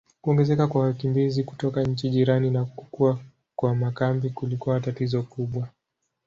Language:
Swahili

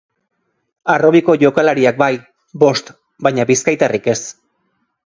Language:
Basque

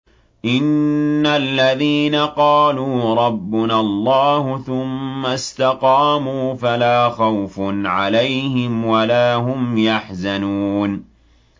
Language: Arabic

